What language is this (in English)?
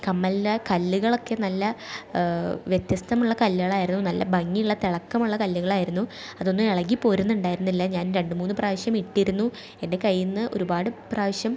Malayalam